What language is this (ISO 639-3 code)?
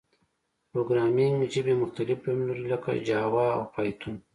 pus